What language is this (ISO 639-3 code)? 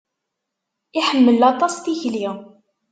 kab